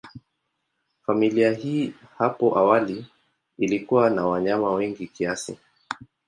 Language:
Swahili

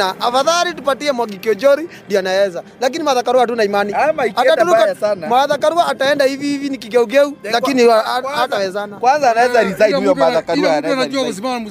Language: Swahili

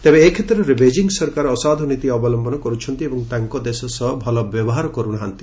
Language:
Odia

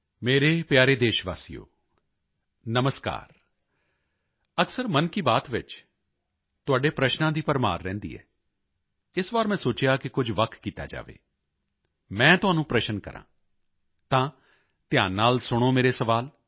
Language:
Punjabi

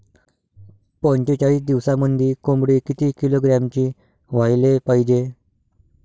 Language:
Marathi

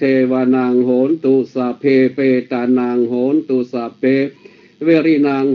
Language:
Vietnamese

